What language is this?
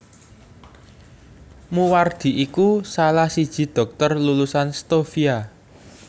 Javanese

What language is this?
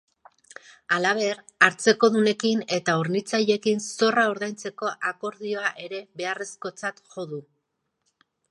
Basque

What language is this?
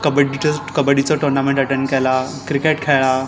Konkani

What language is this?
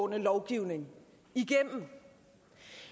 Danish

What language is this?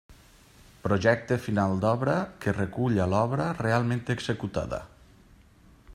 Catalan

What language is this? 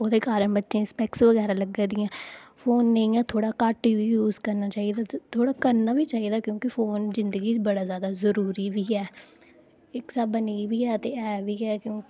Dogri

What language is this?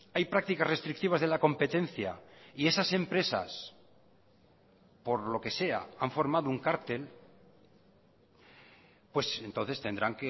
Spanish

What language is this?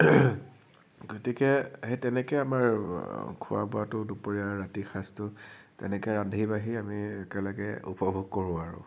Assamese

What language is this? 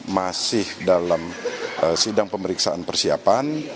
Indonesian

